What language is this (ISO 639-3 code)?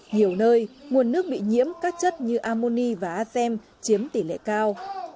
vie